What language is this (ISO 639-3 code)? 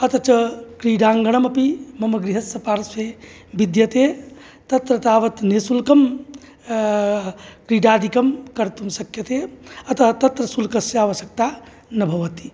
san